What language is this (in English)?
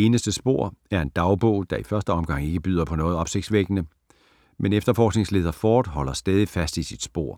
Danish